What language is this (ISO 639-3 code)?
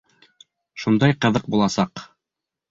bak